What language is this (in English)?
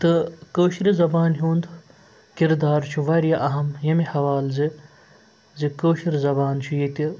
Kashmiri